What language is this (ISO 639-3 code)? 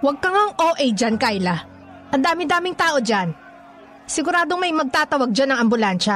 fil